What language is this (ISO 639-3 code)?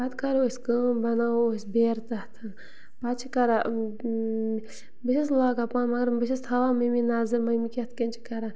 kas